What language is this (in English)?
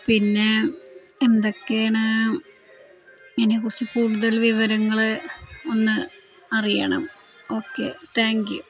Malayalam